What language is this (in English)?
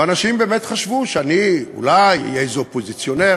Hebrew